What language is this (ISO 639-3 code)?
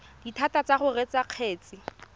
tsn